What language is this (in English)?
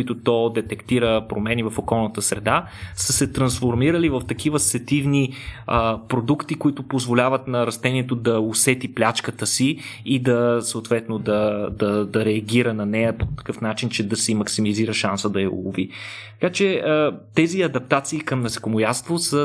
Bulgarian